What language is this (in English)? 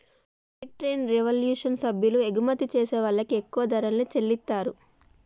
Telugu